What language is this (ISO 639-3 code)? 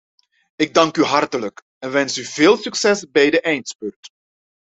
nld